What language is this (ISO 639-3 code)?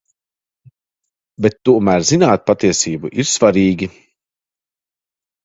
lav